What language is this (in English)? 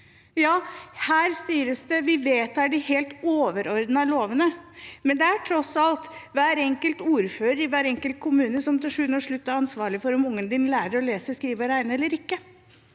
Norwegian